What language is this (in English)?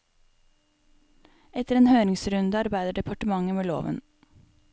Norwegian